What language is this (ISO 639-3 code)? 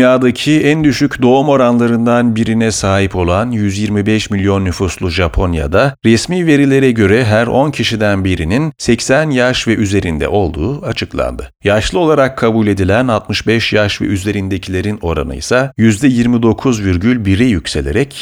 tur